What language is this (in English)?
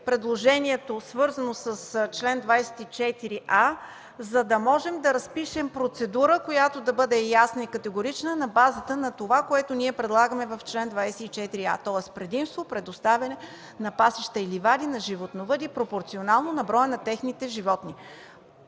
Bulgarian